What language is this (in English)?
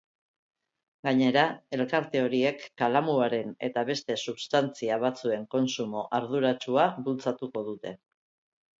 Basque